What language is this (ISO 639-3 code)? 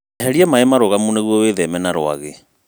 kik